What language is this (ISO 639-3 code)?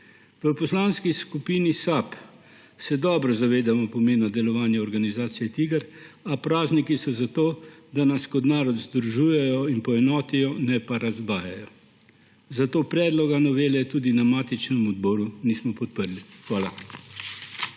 slv